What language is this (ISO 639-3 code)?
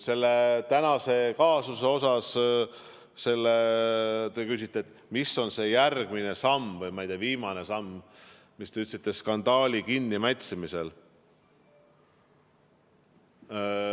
est